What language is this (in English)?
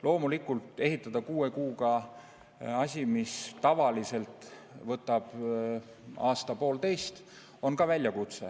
Estonian